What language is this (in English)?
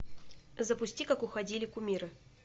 Russian